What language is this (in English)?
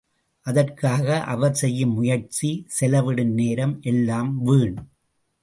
Tamil